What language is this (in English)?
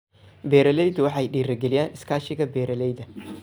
Somali